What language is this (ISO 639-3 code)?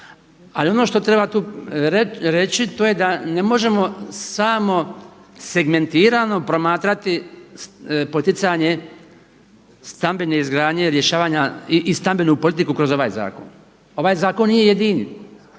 hrv